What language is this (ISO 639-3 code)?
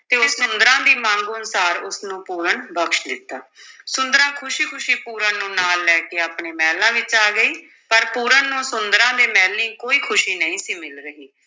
pan